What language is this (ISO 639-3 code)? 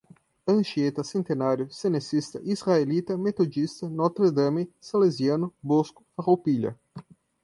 por